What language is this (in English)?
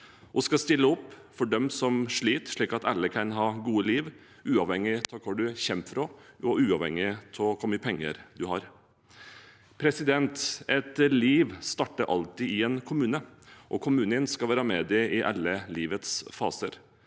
Norwegian